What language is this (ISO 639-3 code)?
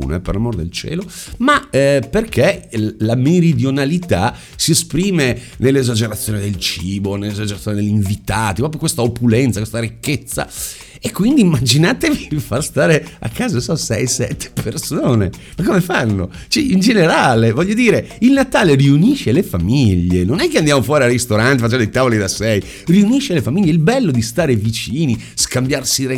ita